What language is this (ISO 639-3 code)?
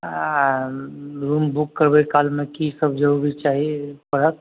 mai